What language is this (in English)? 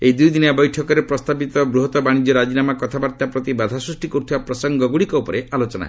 Odia